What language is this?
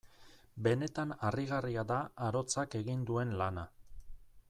Basque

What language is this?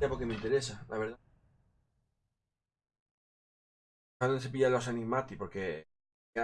Spanish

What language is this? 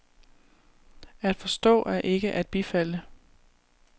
Danish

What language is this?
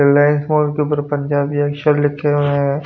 Hindi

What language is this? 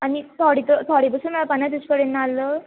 Konkani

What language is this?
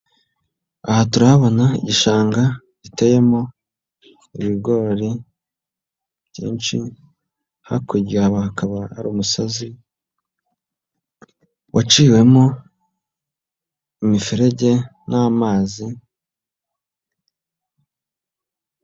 Kinyarwanda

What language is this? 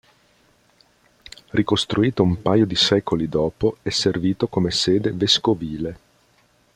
Italian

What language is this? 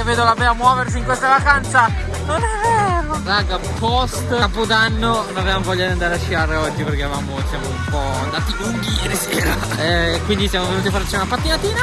Italian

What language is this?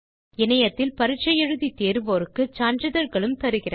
Tamil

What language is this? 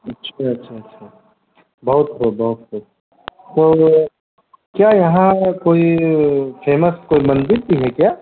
Urdu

